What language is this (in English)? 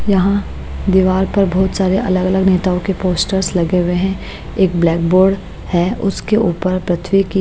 Hindi